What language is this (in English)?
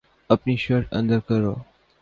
Urdu